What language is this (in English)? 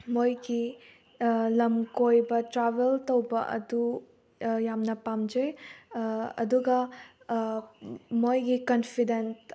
Manipuri